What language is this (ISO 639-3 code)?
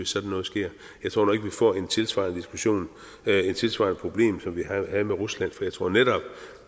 dan